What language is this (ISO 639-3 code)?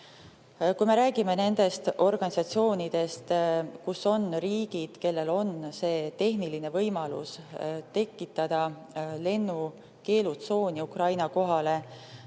est